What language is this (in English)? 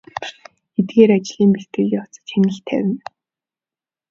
Mongolian